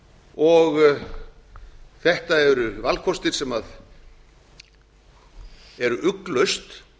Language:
Icelandic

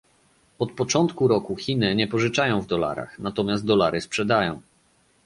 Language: Polish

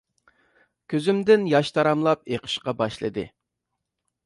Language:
Uyghur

